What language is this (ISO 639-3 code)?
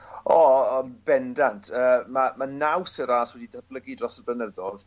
cym